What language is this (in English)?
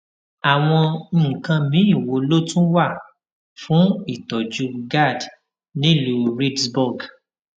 Yoruba